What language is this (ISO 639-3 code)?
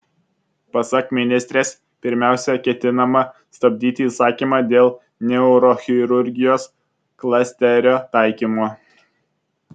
lit